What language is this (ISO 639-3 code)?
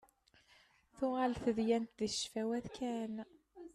kab